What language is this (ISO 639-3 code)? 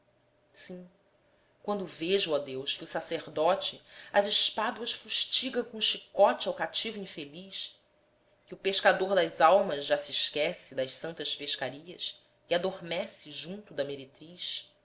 por